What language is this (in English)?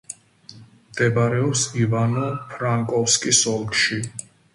Georgian